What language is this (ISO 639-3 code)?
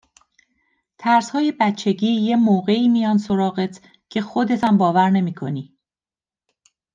fas